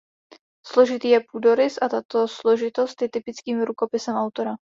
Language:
Czech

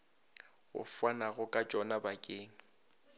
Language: Northern Sotho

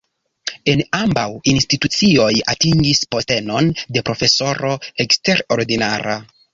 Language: Esperanto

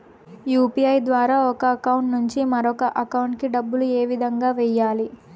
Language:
Telugu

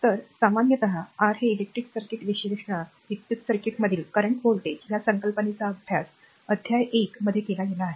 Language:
Marathi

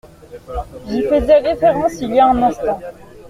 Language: French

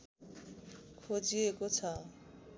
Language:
Nepali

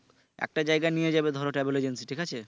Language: Bangla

